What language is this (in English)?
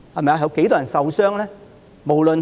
Cantonese